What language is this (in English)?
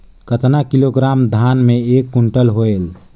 Chhattisgarhi